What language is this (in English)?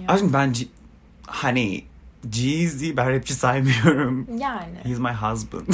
Turkish